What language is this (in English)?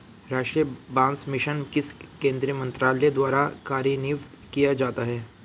Hindi